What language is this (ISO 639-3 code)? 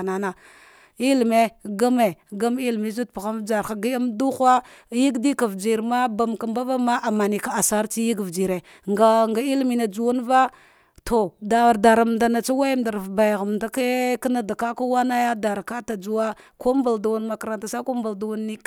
dgh